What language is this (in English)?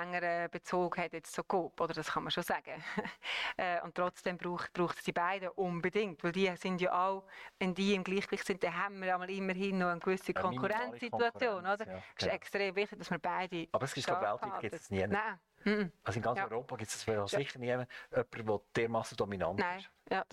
German